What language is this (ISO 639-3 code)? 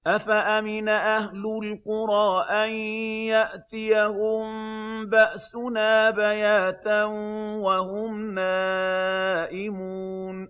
ara